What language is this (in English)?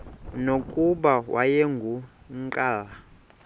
Xhosa